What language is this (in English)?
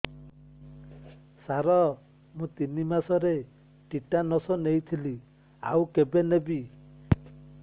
Odia